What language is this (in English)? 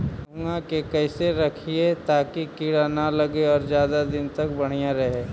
Magahi